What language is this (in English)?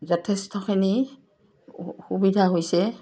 Assamese